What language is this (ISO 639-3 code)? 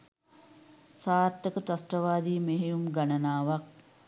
sin